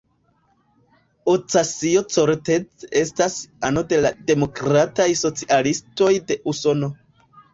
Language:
Esperanto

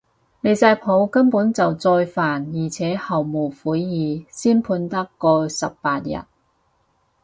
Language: Cantonese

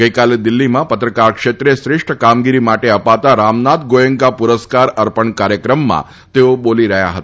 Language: Gujarati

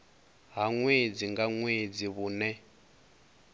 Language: Venda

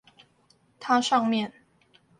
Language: Chinese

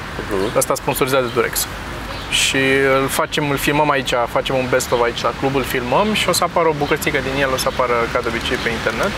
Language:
Romanian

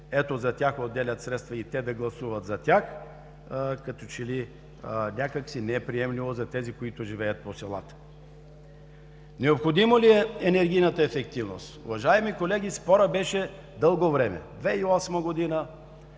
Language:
Bulgarian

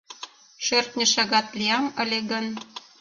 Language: Mari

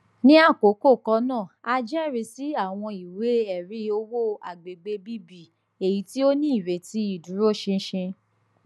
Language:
Yoruba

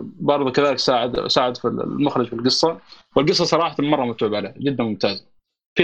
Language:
Arabic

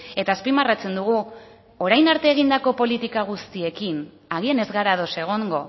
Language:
Basque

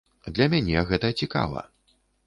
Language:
Belarusian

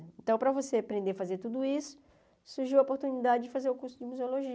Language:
Portuguese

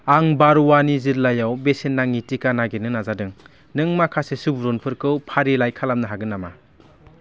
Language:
Bodo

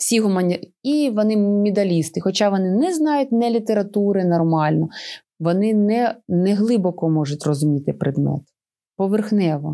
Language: Ukrainian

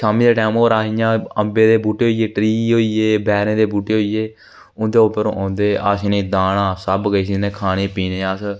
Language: Dogri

